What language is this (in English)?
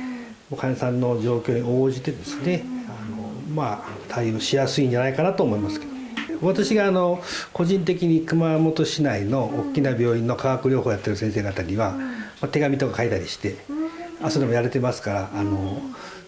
Japanese